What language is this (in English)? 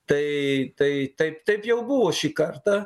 Lithuanian